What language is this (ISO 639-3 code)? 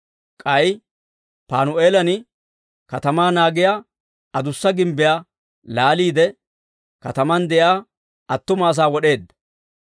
dwr